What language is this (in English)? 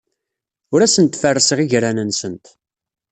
Kabyle